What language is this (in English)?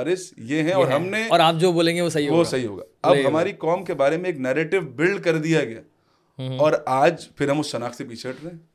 Urdu